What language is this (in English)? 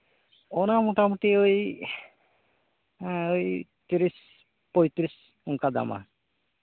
Santali